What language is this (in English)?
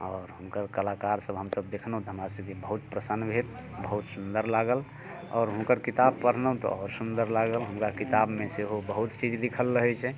Maithili